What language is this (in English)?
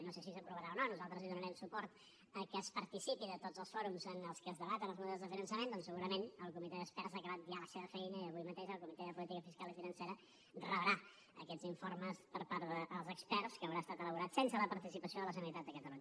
Catalan